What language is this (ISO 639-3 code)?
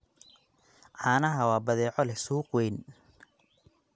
som